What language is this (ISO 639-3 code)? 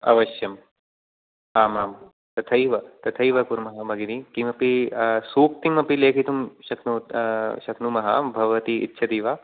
san